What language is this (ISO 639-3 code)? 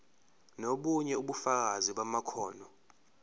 zul